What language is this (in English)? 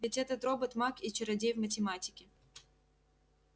Russian